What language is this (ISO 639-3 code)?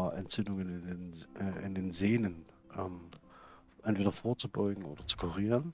deu